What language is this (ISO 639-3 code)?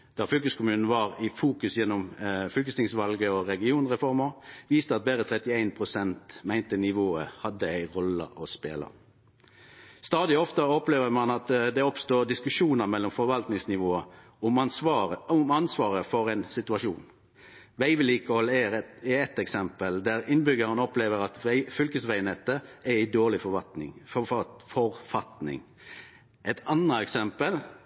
nno